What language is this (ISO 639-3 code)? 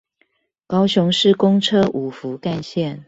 zho